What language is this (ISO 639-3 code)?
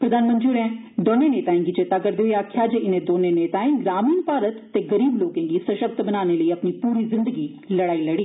doi